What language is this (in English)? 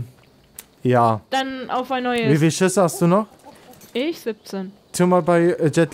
German